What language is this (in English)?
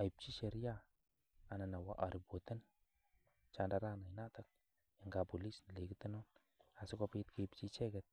Kalenjin